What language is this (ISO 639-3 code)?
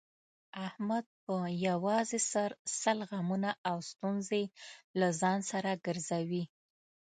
pus